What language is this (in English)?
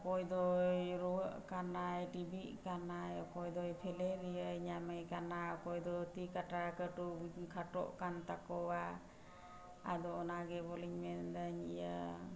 Santali